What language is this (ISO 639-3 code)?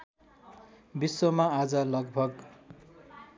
nep